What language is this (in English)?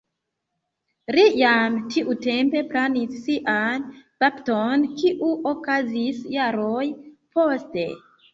Esperanto